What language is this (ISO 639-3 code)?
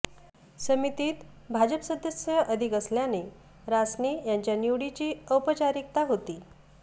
mar